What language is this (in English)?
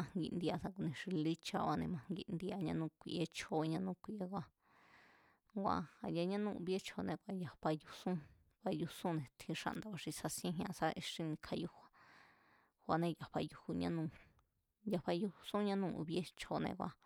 Mazatlán Mazatec